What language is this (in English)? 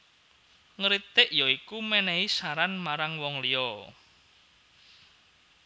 Javanese